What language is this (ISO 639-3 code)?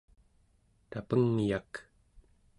esu